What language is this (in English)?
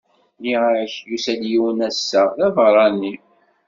Kabyle